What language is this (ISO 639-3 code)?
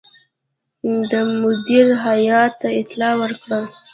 pus